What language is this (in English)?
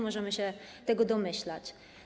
Polish